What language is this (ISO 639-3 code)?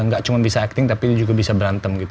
ind